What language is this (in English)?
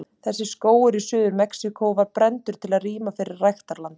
Icelandic